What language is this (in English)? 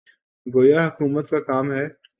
Urdu